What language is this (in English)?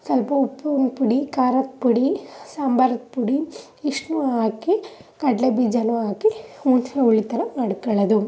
Kannada